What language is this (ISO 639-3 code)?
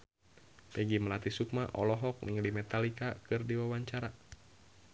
sun